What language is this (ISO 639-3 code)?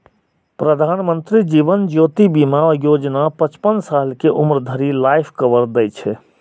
mai